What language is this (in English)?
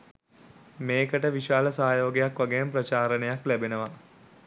Sinhala